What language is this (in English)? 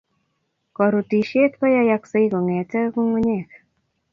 Kalenjin